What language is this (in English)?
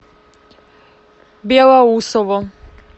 Russian